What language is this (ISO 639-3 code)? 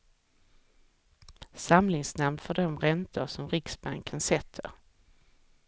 swe